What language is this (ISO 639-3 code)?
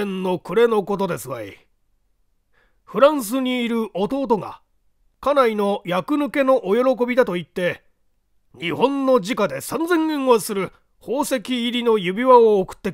jpn